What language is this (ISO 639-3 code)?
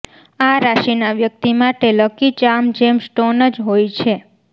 guj